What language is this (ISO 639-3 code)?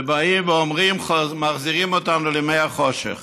heb